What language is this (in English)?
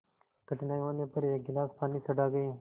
Hindi